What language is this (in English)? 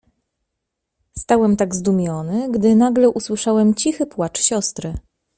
Polish